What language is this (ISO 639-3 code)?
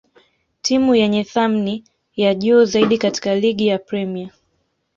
swa